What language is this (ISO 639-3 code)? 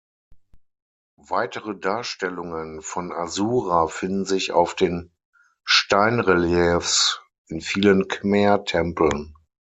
deu